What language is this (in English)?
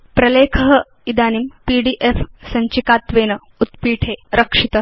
Sanskrit